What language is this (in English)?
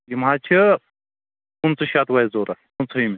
Kashmiri